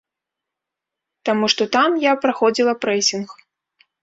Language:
Belarusian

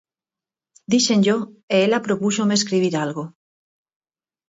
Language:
Galician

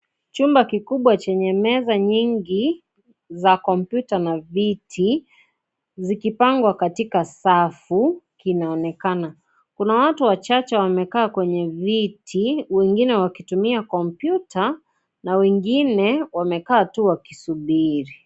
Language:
Swahili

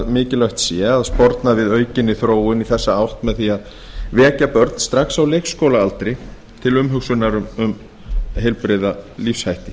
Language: Icelandic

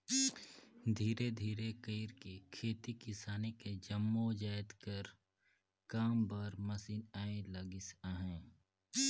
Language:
Chhattisgarhi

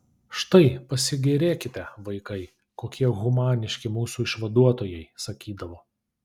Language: Lithuanian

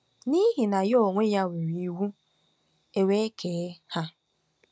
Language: Igbo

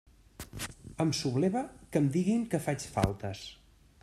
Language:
Catalan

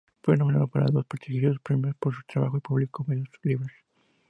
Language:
Spanish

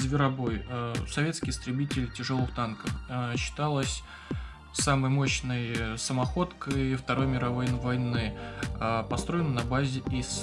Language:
Russian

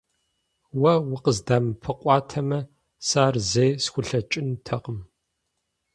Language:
Kabardian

